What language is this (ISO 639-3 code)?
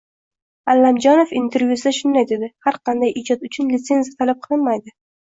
uzb